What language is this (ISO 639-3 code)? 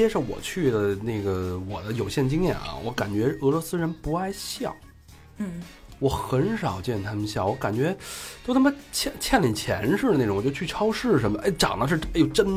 zho